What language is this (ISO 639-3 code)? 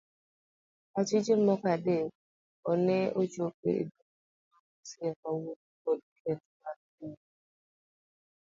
luo